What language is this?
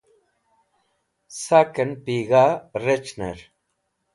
Wakhi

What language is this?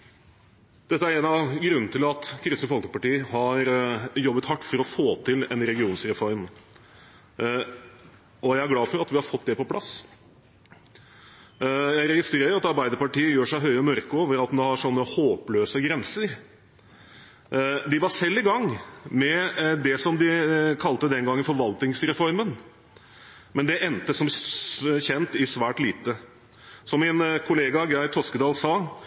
Norwegian Bokmål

